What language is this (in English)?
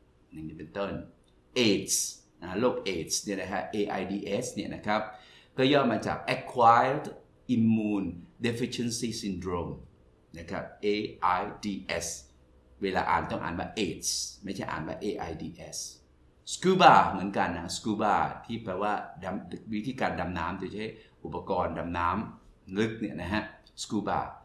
Thai